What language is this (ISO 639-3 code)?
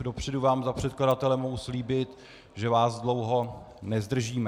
ces